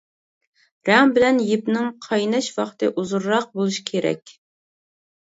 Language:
Uyghur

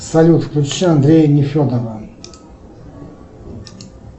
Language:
Russian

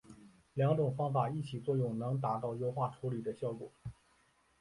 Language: Chinese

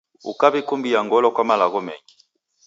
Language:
Taita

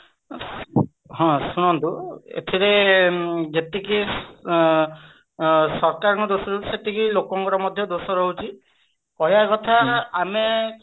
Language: Odia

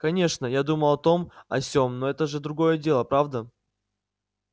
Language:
Russian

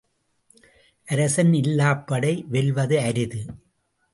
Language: Tamil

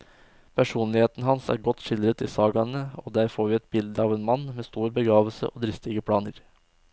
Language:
Norwegian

